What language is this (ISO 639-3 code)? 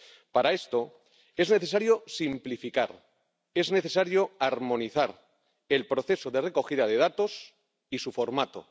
spa